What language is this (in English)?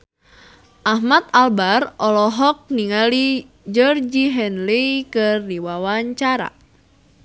Sundanese